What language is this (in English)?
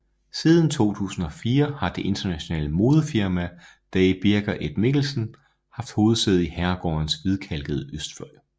Danish